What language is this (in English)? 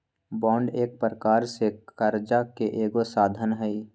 Magahi